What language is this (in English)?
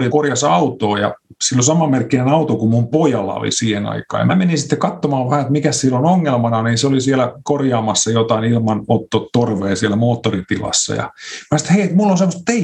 Finnish